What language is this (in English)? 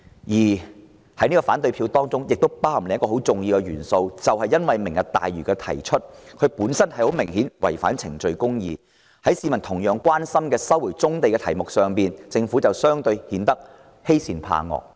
Cantonese